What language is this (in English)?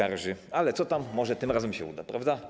Polish